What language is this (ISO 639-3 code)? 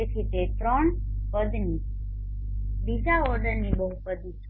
guj